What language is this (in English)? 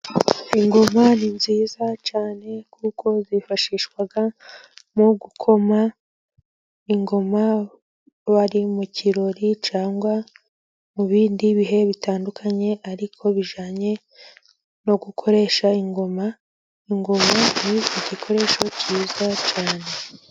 Kinyarwanda